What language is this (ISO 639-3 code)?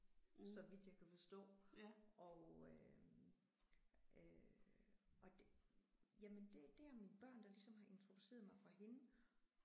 dan